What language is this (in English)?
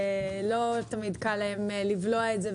Hebrew